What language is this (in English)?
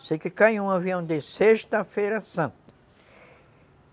Portuguese